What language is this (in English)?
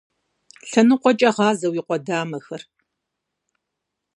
Kabardian